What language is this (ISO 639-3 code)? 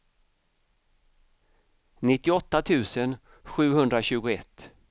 swe